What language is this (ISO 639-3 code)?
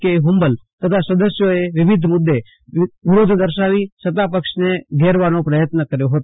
guj